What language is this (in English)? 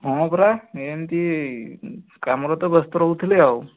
Odia